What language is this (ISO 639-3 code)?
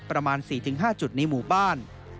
tha